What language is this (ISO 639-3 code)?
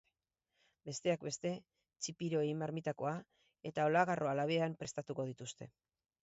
eus